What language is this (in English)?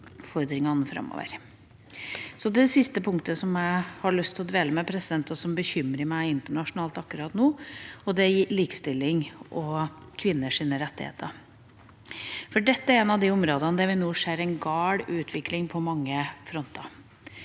Norwegian